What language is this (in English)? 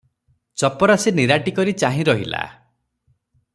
Odia